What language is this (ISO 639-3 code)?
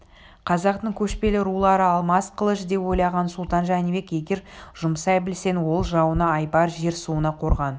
kaz